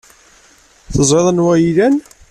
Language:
Kabyle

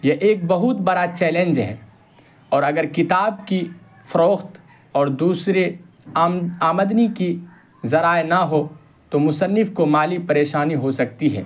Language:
Urdu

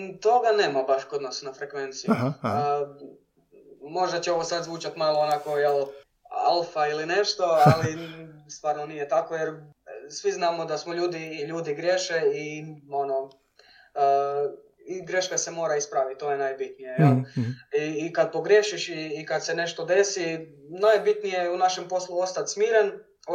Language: Croatian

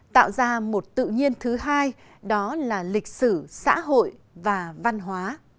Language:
Vietnamese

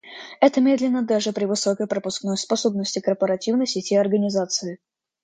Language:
Russian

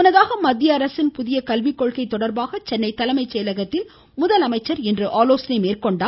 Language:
Tamil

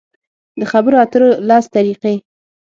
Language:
Pashto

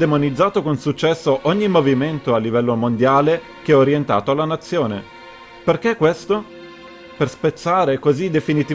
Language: Italian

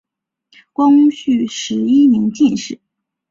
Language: Chinese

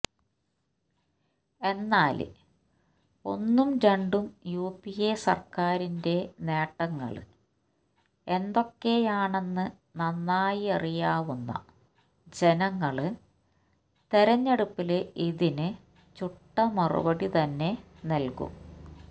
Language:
Malayalam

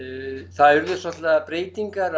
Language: Icelandic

